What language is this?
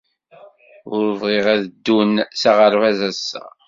Kabyle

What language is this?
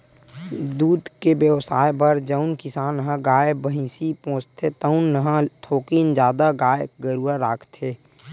Chhattisgarhi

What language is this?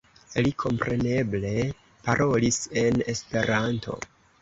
Esperanto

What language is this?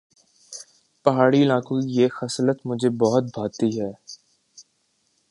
Urdu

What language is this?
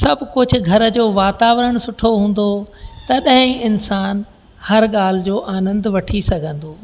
Sindhi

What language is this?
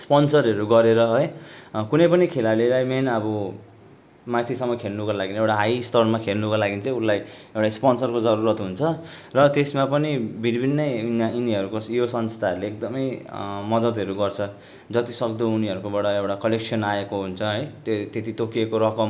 Nepali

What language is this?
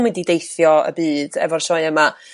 Welsh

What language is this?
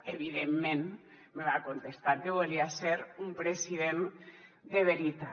Catalan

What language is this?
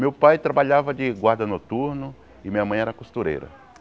Portuguese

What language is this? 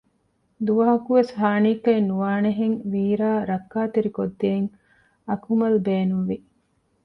Divehi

